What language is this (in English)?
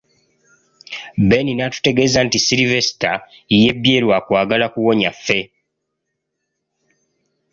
Ganda